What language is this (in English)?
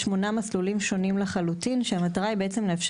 Hebrew